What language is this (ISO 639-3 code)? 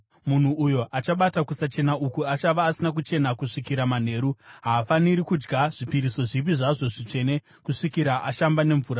sna